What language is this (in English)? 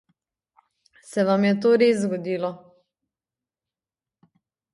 Slovenian